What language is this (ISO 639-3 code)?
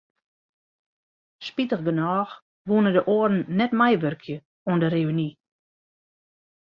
fry